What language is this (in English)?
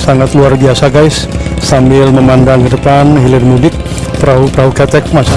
Indonesian